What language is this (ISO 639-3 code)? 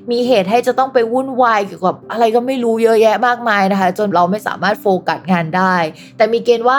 tha